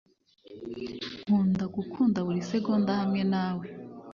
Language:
Kinyarwanda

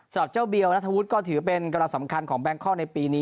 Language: Thai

